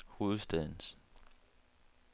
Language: Danish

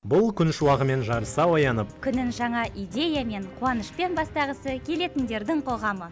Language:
Kazakh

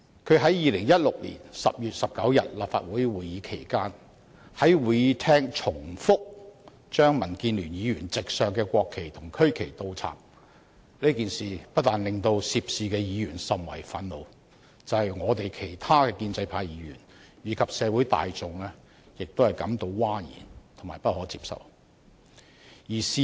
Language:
Cantonese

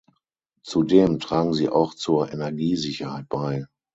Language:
German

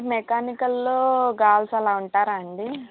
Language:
Telugu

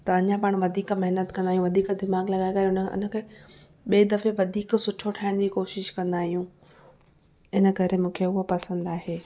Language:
Sindhi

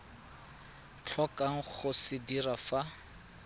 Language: Tswana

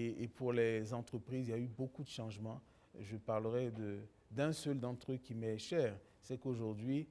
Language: French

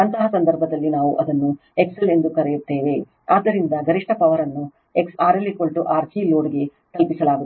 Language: Kannada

